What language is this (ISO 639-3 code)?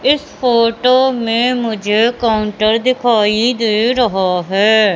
hin